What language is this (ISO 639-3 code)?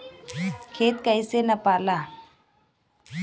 bho